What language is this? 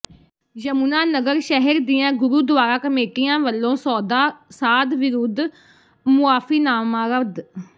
Punjabi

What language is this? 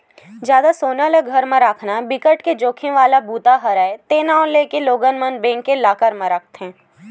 Chhattisgarhi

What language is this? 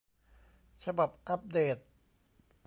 Thai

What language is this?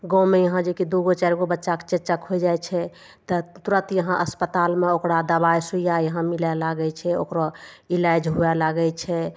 Maithili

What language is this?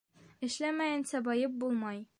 Bashkir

